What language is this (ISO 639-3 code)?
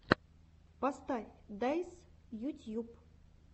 rus